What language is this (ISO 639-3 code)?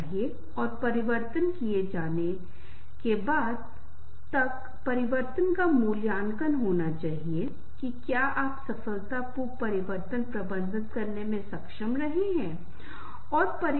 hin